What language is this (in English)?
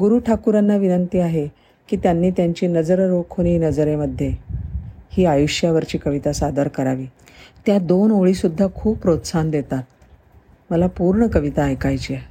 Marathi